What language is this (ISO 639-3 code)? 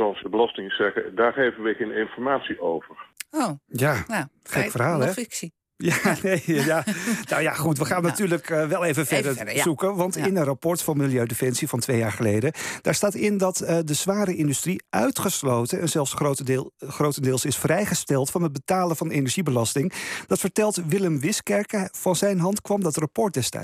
nld